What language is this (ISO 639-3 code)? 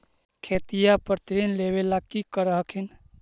mag